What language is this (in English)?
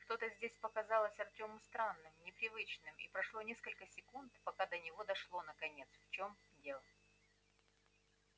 Russian